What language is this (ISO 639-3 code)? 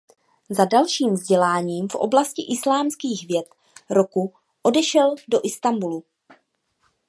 ces